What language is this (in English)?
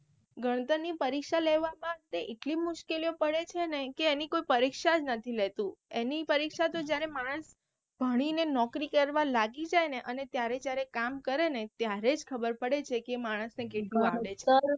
Gujarati